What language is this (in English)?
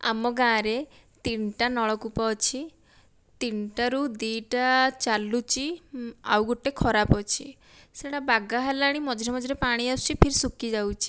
Odia